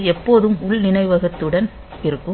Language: Tamil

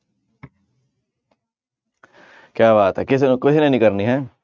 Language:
Punjabi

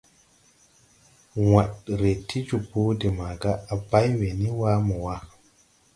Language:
Tupuri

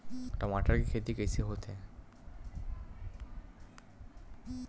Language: Chhattisgarhi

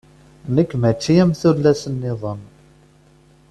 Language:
Kabyle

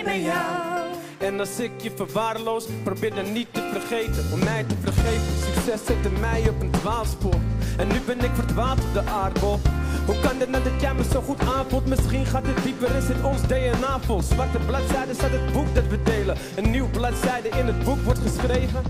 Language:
Dutch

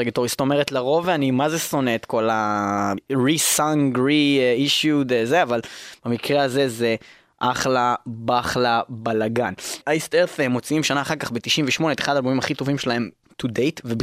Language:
Hebrew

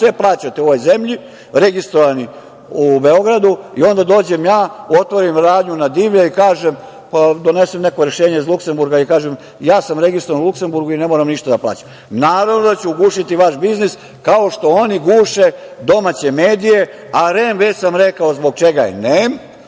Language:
Serbian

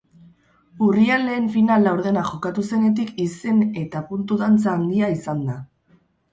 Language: Basque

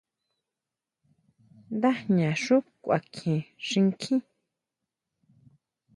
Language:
Huautla Mazatec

